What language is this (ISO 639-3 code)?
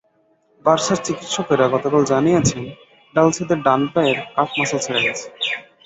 ben